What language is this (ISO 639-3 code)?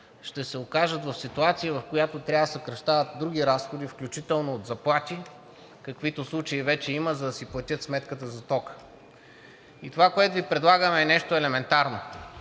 bul